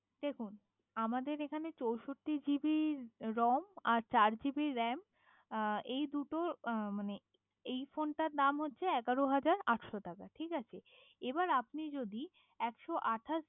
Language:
Bangla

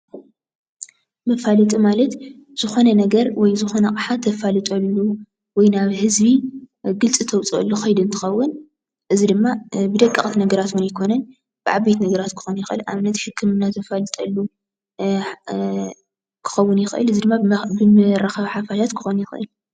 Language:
Tigrinya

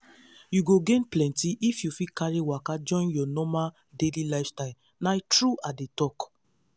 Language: Nigerian Pidgin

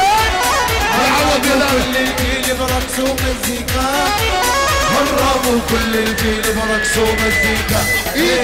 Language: Arabic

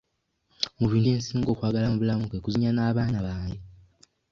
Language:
Ganda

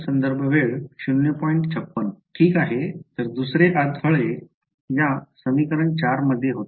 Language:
Marathi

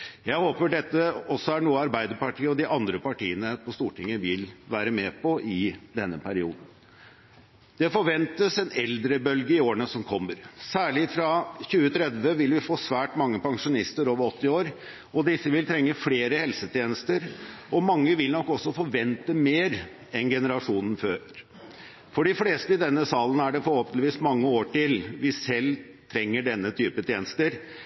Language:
Norwegian Bokmål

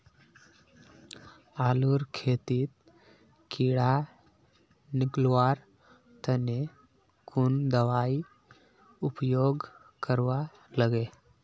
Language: Magahi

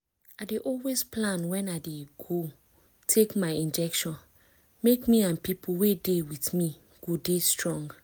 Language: Nigerian Pidgin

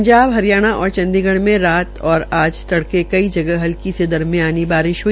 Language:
Hindi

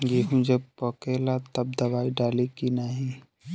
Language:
Bhojpuri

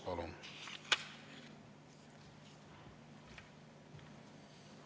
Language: Estonian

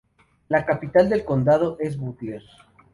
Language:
Spanish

